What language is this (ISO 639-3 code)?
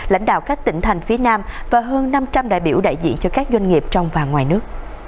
vie